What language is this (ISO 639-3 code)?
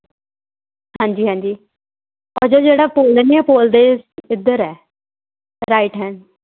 pan